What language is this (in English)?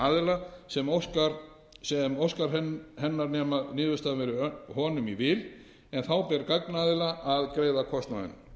Icelandic